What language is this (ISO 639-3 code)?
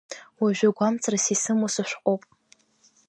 abk